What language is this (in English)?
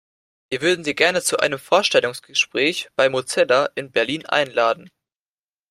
German